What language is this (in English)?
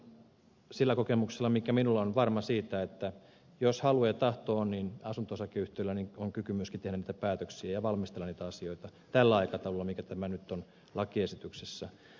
Finnish